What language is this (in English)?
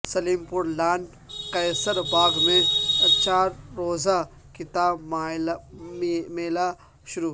Urdu